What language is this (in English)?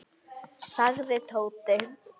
Icelandic